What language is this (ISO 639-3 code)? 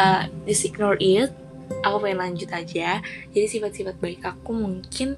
ind